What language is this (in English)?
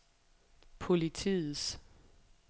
Danish